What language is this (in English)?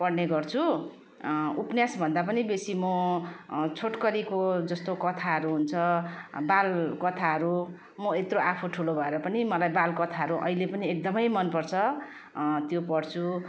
Nepali